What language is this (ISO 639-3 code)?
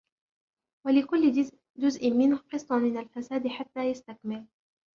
ara